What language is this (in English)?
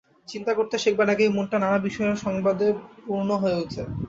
Bangla